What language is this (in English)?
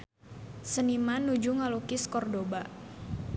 Sundanese